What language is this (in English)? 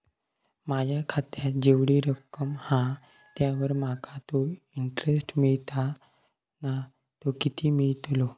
Marathi